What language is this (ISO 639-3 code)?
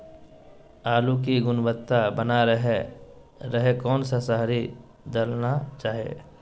mag